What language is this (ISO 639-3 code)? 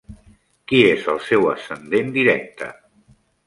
cat